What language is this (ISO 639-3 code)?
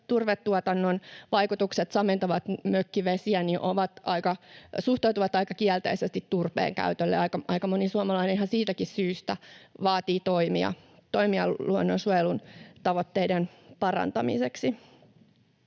fin